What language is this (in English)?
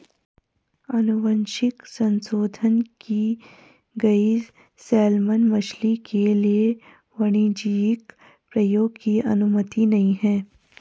Hindi